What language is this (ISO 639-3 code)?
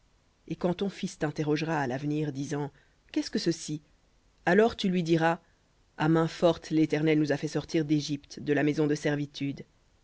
fra